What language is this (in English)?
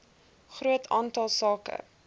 Afrikaans